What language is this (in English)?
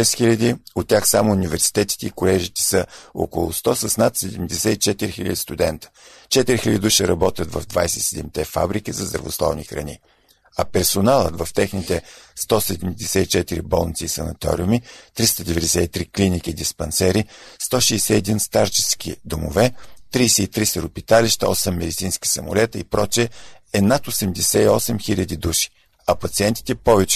Bulgarian